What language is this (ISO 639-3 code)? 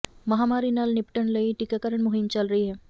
pan